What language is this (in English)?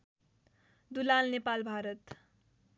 Nepali